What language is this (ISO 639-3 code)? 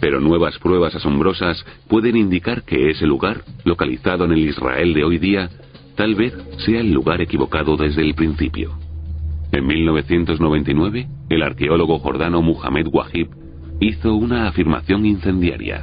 spa